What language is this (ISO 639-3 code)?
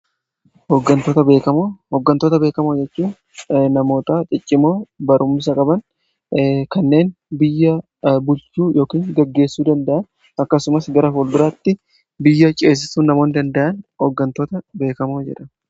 orm